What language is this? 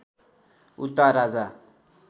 Nepali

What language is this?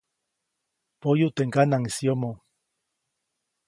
Copainalá Zoque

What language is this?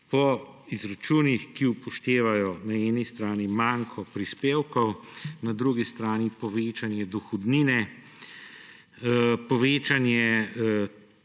Slovenian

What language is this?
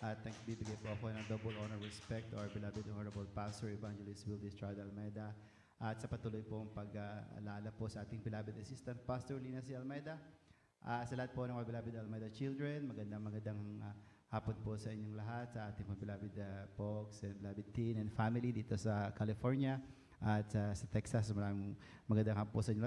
Filipino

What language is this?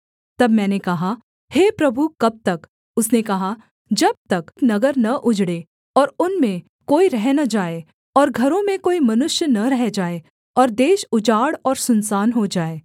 Hindi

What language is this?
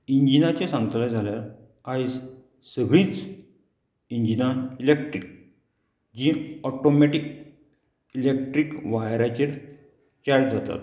Konkani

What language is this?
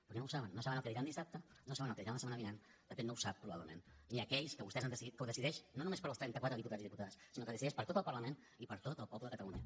Catalan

